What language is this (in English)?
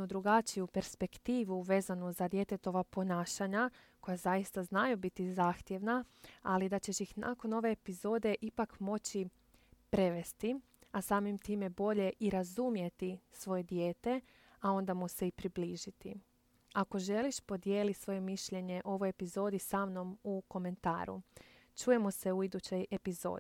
Croatian